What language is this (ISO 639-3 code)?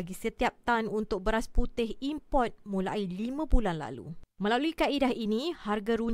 msa